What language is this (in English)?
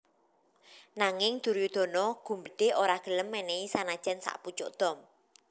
Javanese